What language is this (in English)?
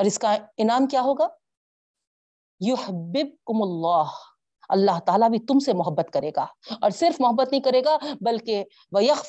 Urdu